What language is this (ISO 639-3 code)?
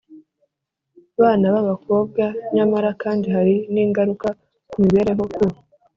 kin